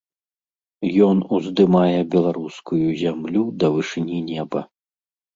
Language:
Belarusian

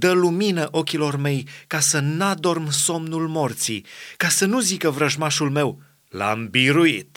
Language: Romanian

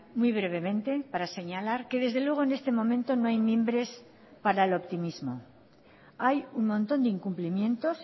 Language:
Spanish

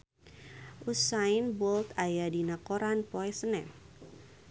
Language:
Sundanese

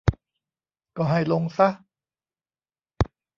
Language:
Thai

